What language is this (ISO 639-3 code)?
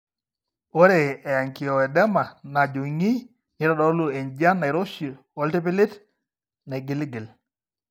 mas